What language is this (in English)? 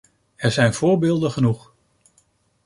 Dutch